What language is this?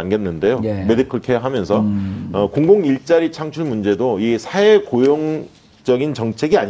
Korean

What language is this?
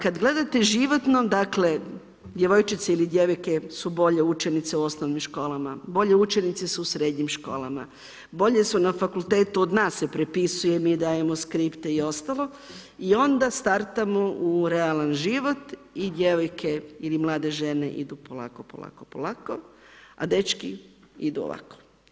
Croatian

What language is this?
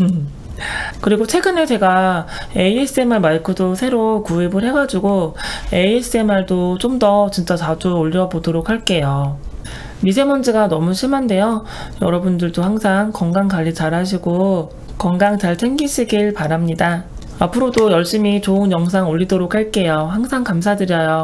Korean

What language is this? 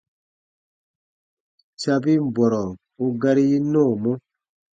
Baatonum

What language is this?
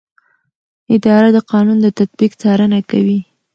Pashto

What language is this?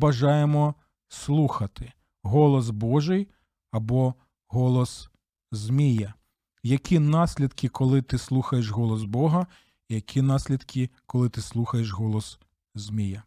Ukrainian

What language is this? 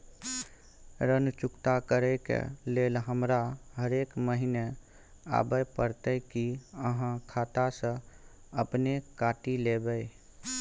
Maithili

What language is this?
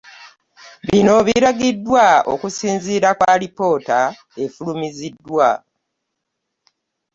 Ganda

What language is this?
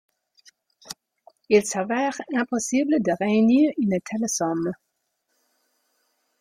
French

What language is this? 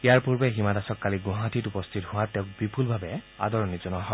Assamese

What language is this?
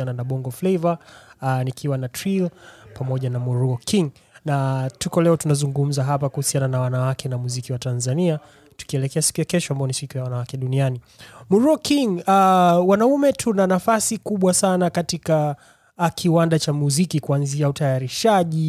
Swahili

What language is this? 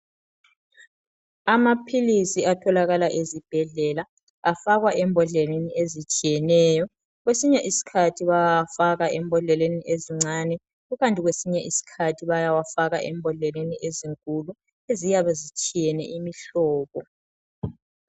North Ndebele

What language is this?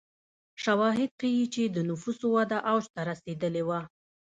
Pashto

